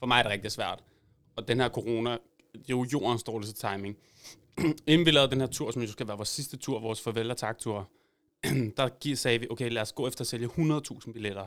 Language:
Danish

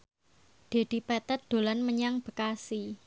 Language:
Javanese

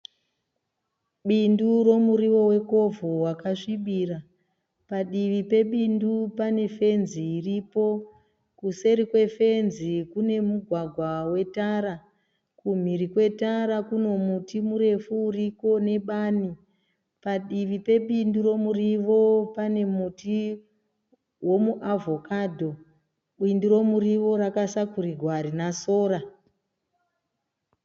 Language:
Shona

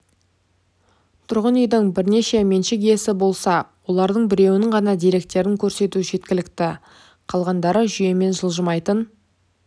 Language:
Kazakh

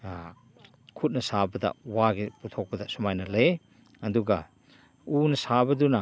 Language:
Manipuri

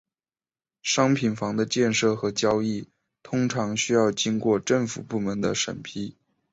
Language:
Chinese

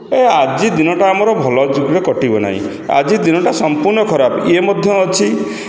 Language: Odia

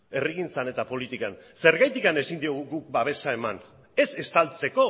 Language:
Basque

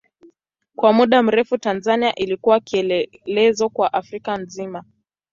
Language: Swahili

